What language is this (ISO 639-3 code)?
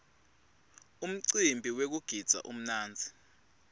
ssw